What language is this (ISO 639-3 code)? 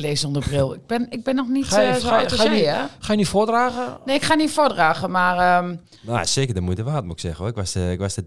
nld